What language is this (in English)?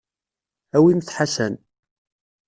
Kabyle